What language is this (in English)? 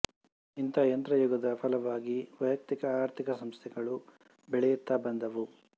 Kannada